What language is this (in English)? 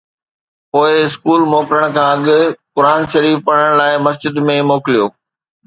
Sindhi